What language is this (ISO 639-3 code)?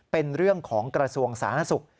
tha